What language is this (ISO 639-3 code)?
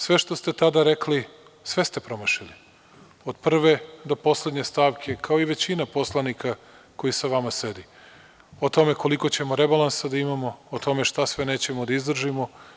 srp